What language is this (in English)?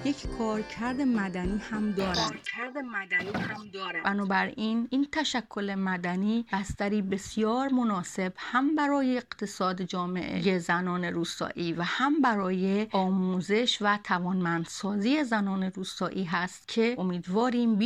Persian